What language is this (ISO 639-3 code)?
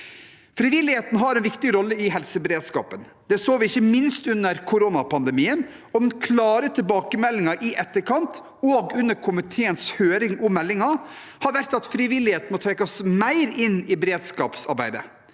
nor